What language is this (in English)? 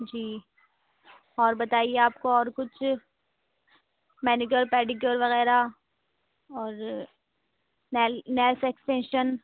Urdu